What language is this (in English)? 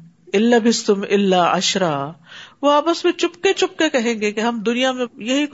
Urdu